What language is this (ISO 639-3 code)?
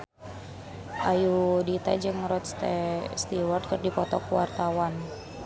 sun